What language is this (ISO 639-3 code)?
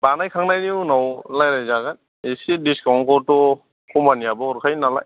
brx